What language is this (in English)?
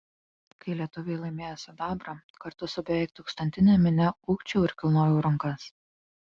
Lithuanian